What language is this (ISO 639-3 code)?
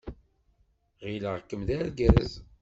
kab